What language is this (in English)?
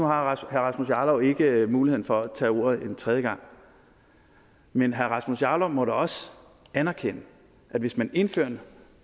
Danish